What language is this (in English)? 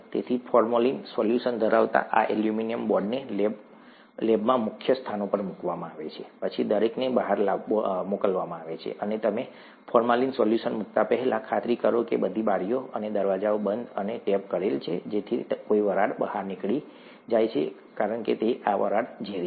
Gujarati